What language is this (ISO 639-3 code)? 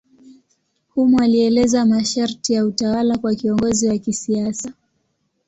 swa